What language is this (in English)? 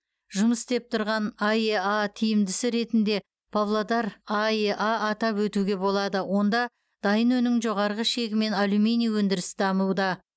Kazakh